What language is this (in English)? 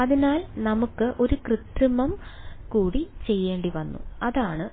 Malayalam